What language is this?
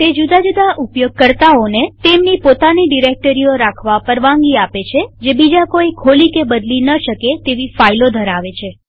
Gujarati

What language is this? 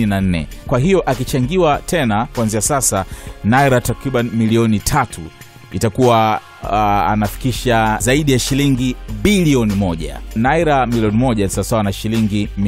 Swahili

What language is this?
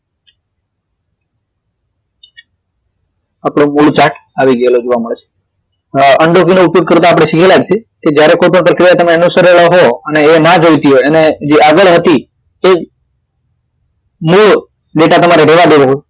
Gujarati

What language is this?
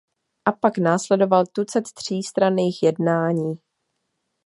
Czech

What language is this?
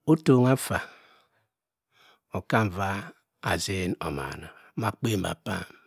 Cross River Mbembe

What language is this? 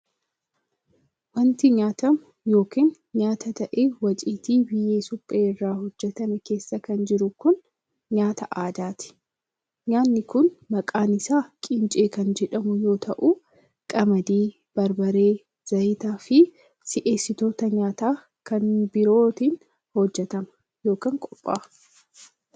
Oromo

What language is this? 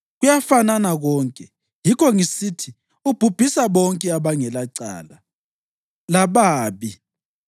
North Ndebele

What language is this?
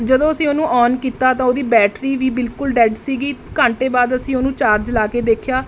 Punjabi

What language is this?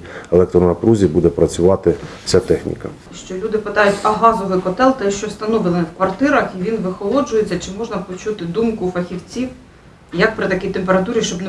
Ukrainian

